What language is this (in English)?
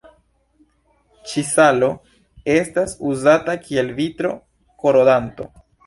Esperanto